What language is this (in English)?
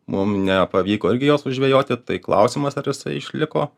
Lithuanian